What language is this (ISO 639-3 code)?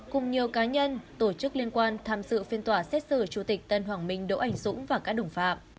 vie